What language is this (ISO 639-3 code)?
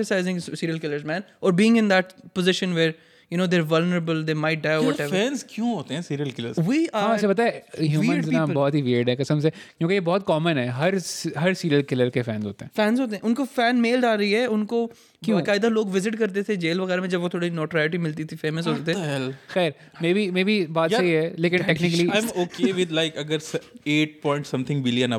urd